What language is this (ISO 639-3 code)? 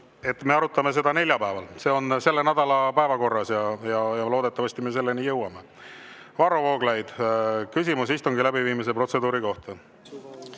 est